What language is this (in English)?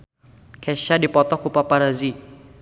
Sundanese